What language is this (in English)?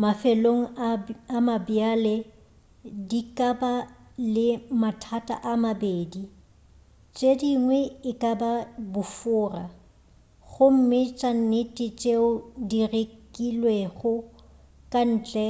Northern Sotho